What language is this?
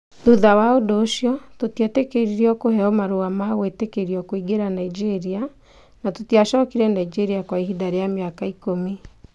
Kikuyu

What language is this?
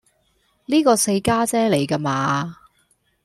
Cantonese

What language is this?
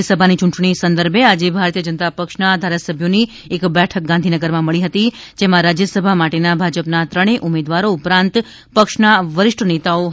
Gujarati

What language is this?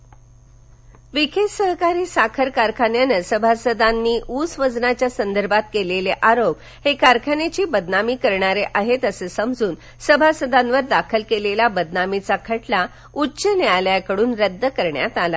Marathi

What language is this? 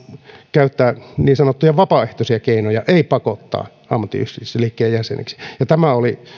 Finnish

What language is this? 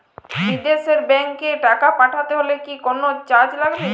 Bangla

